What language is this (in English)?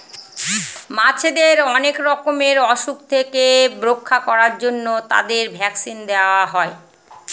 Bangla